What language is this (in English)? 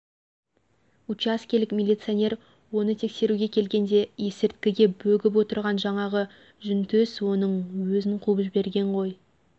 Kazakh